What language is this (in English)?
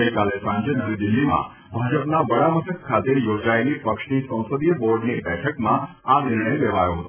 Gujarati